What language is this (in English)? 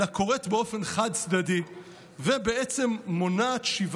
Hebrew